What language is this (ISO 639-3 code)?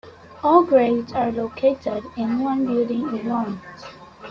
eng